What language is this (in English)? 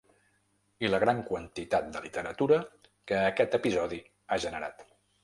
Catalan